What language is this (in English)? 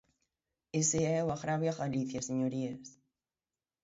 Galician